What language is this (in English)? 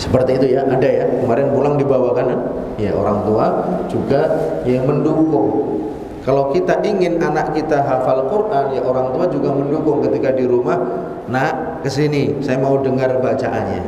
Indonesian